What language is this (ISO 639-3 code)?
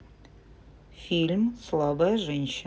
rus